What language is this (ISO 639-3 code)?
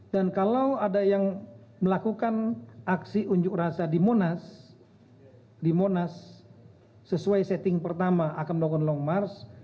ind